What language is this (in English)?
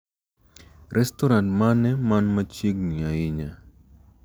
Luo (Kenya and Tanzania)